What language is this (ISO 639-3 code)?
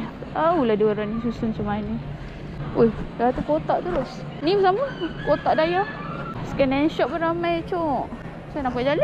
msa